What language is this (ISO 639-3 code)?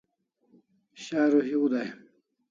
kls